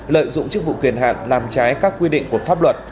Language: Vietnamese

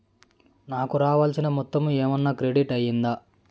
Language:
Telugu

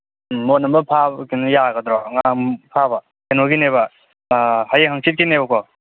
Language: Manipuri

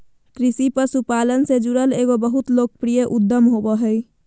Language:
Magahi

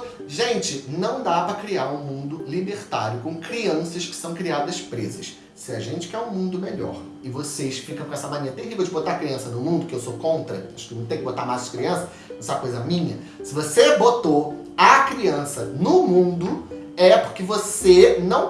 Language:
Portuguese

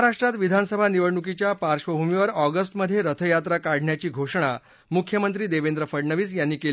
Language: Marathi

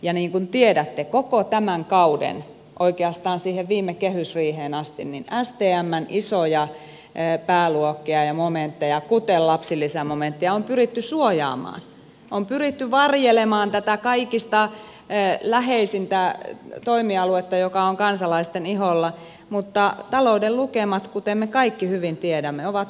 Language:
Finnish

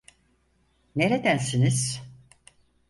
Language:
Turkish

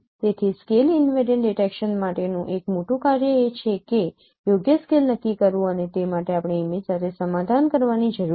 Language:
Gujarati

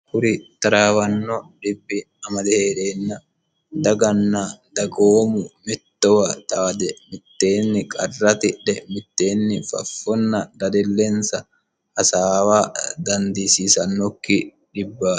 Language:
Sidamo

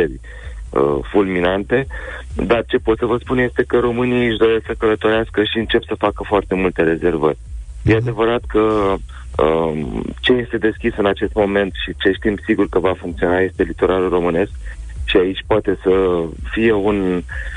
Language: Romanian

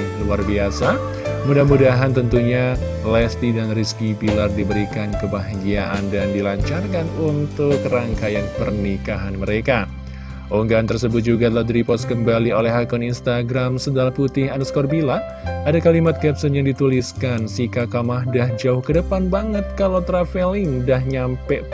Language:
Indonesian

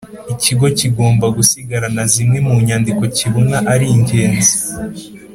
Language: Kinyarwanda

